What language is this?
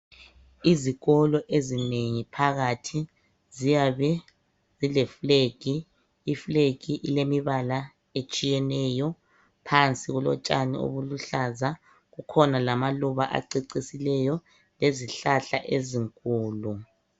North Ndebele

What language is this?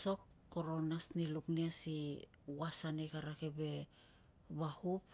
Tungag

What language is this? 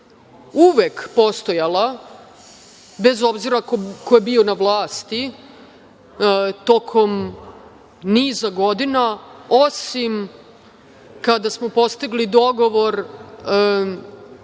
Serbian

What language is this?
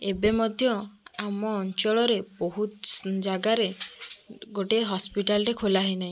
Odia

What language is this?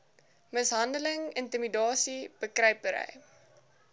Afrikaans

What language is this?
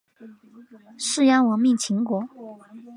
Chinese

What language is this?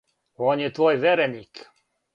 Serbian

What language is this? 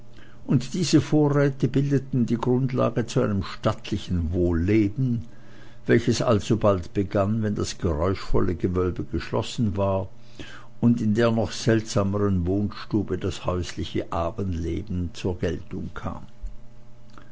German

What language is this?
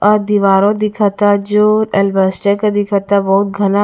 Bhojpuri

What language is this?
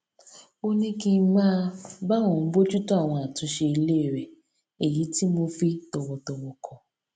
Yoruba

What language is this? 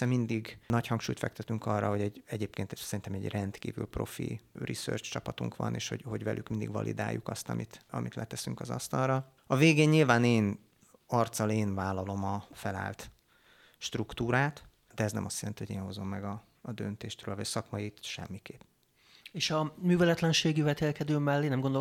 Hungarian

